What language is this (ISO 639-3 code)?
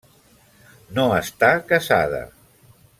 cat